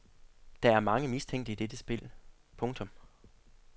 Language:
Danish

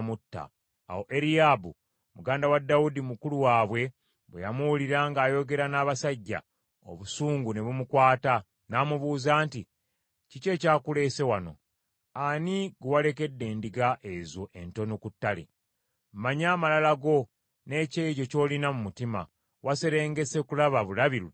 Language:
Ganda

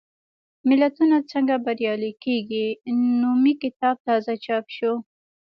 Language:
Pashto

